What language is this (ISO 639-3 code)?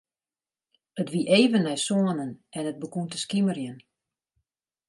fry